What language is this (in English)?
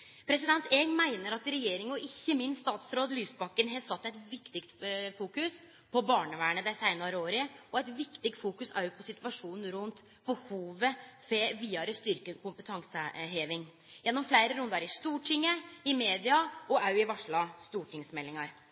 Norwegian Nynorsk